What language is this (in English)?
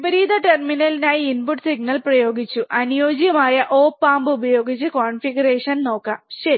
Malayalam